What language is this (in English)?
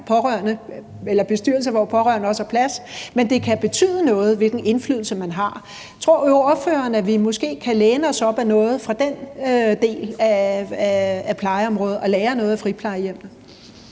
Danish